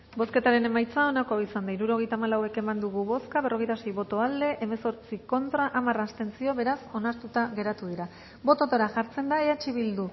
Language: Basque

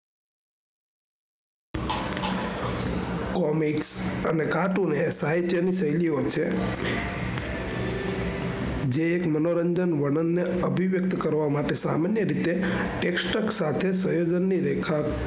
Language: Gujarati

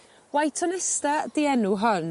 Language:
Welsh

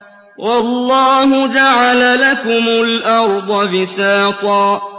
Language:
Arabic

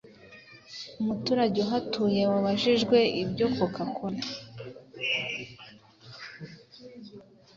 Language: Kinyarwanda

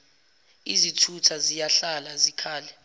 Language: Zulu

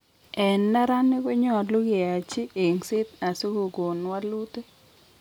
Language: Kalenjin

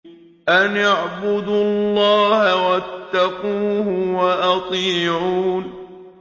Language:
Arabic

